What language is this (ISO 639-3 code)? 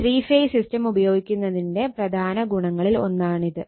mal